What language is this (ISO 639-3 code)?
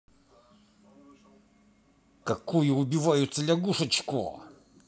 rus